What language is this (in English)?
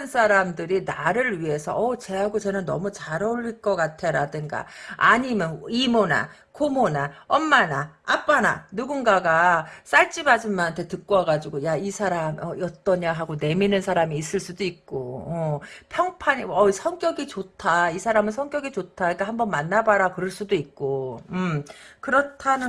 Korean